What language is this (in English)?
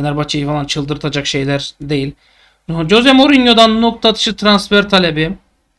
Turkish